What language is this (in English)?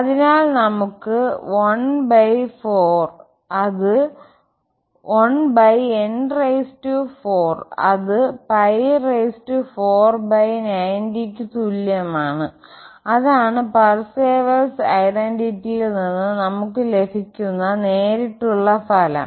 Malayalam